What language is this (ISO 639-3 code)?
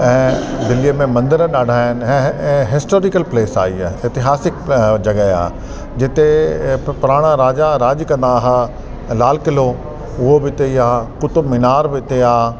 snd